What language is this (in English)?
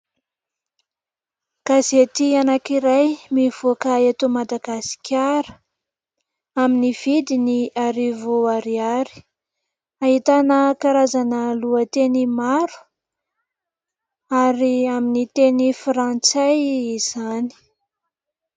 Malagasy